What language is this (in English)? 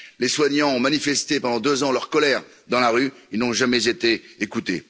French